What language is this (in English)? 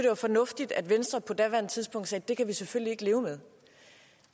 Danish